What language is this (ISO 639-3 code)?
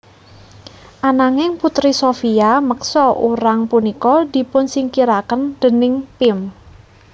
jav